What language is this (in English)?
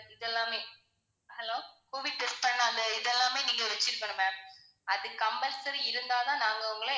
Tamil